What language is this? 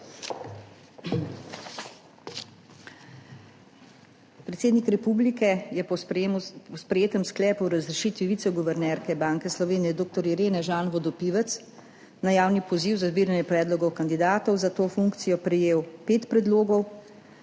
Slovenian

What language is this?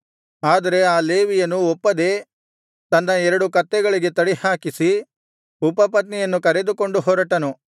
Kannada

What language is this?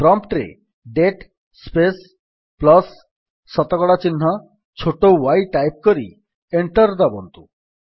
Odia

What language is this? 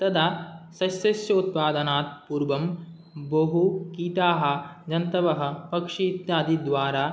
Sanskrit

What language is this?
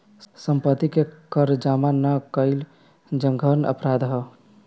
Bhojpuri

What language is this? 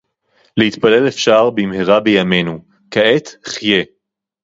Hebrew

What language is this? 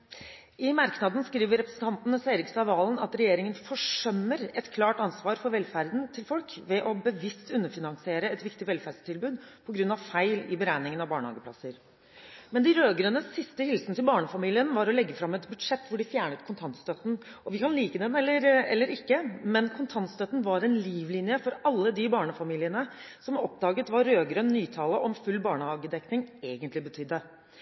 Norwegian Bokmål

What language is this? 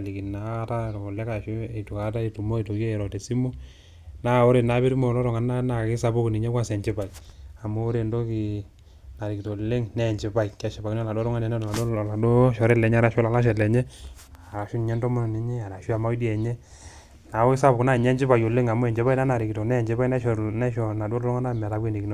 Masai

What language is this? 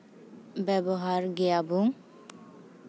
Santali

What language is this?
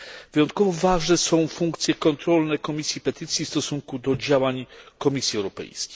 Polish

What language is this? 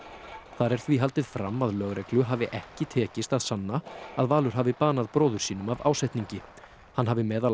Icelandic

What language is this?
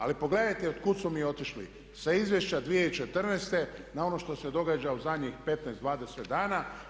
Croatian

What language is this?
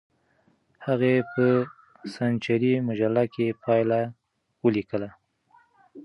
Pashto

